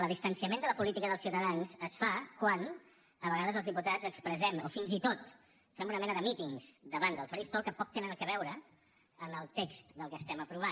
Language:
Catalan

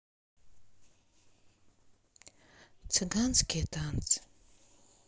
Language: Russian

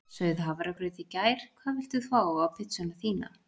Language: Icelandic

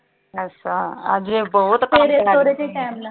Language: Punjabi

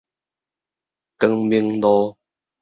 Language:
Min Nan Chinese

